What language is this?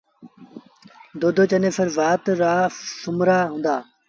Sindhi Bhil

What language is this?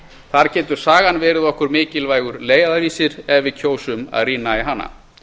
Icelandic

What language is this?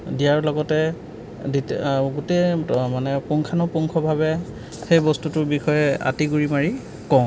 Assamese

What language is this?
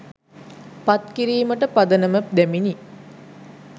Sinhala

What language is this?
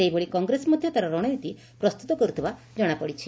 Odia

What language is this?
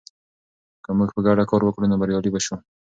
Pashto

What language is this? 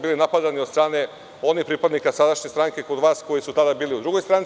Serbian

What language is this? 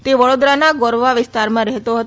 Gujarati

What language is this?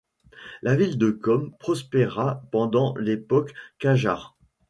French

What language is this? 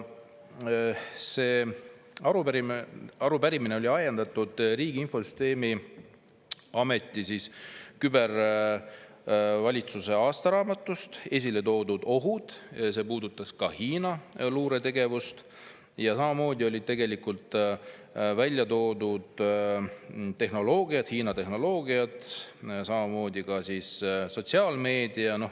Estonian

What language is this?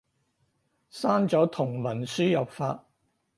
Cantonese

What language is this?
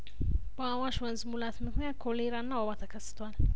Amharic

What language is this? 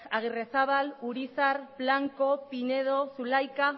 Basque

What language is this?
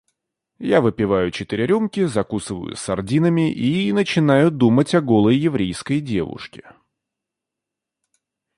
Russian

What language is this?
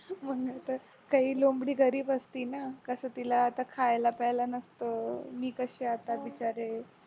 Marathi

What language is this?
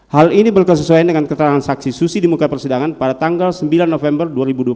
Indonesian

